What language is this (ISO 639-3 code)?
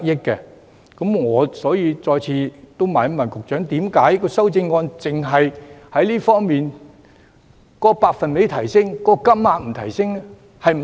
yue